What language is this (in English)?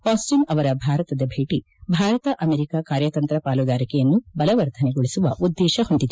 Kannada